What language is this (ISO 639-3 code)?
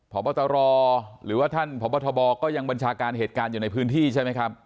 tha